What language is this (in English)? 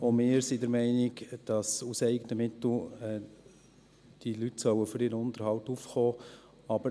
Swiss German